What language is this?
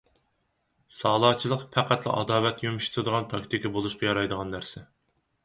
Uyghur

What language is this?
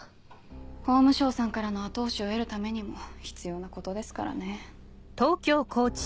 Japanese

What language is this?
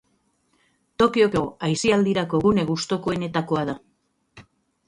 Basque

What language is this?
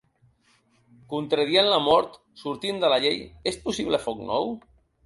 Catalan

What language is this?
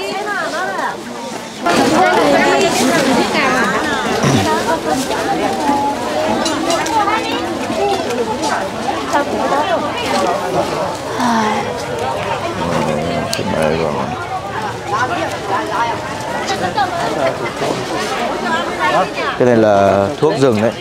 Vietnamese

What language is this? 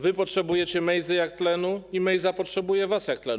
Polish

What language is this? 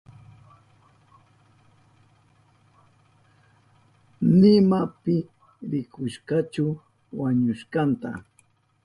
Southern Pastaza Quechua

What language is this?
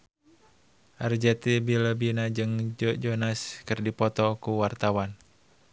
Sundanese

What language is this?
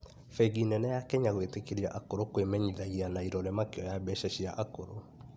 Kikuyu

